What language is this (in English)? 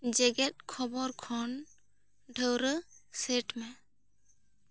Santali